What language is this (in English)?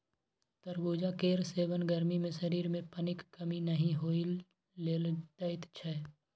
Maithili